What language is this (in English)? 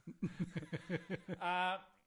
Welsh